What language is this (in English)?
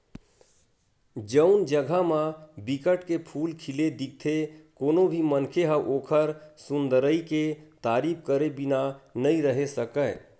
Chhattisgarhi